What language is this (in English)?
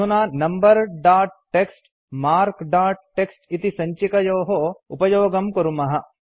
Sanskrit